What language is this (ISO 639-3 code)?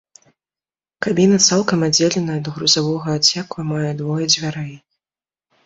bel